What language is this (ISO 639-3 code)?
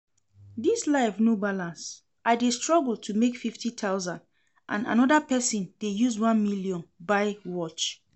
pcm